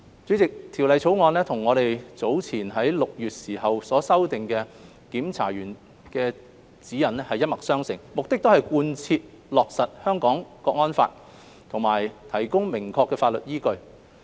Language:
Cantonese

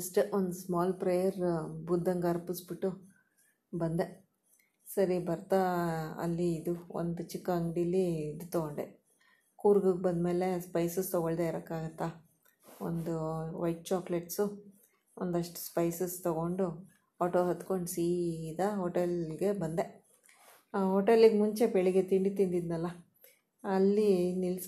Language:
Kannada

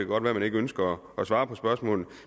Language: Danish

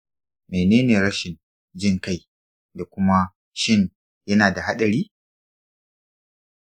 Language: Hausa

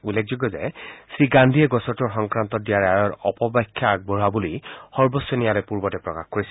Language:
Assamese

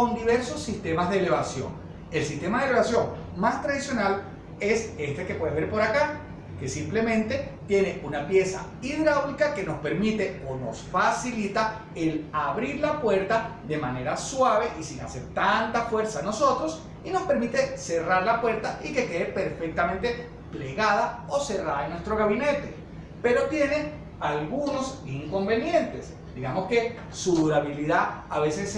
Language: Spanish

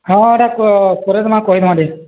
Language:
Odia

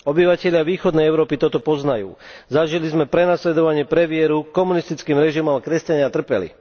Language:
Slovak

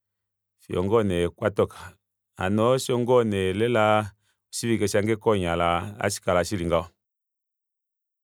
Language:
Kuanyama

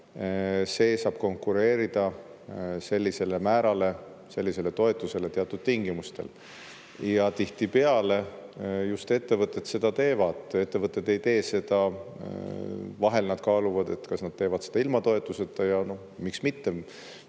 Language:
Estonian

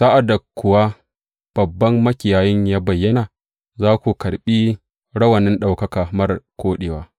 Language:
Hausa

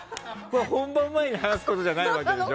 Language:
Japanese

